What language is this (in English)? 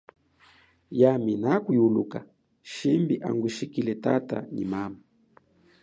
Chokwe